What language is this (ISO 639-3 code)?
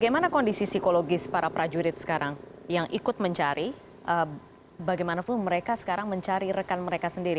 ind